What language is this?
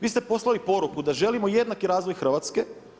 Croatian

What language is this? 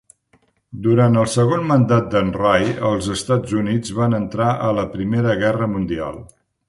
Catalan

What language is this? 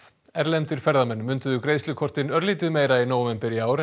Icelandic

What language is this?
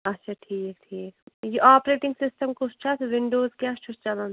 Kashmiri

